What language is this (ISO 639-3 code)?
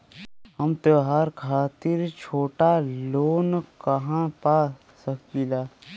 bho